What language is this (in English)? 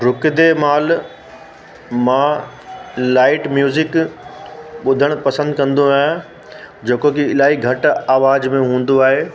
Sindhi